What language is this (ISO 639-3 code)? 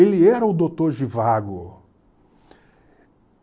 por